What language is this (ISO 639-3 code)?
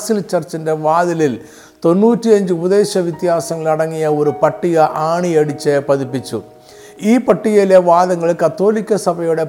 mal